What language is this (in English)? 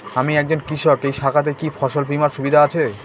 Bangla